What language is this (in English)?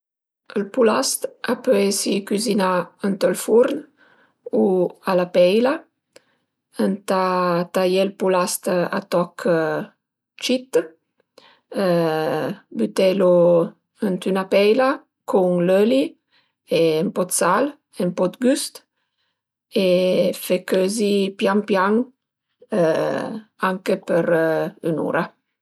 Piedmontese